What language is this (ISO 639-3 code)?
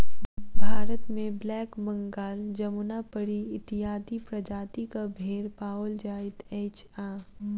mai